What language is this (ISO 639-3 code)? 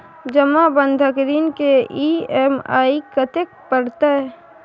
mai